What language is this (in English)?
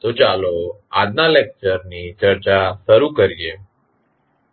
Gujarati